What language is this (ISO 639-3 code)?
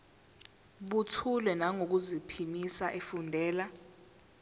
zul